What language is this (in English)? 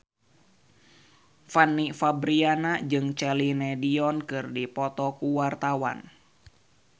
Sundanese